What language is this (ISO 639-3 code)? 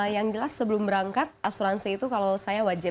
ind